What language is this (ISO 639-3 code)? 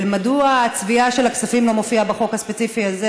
heb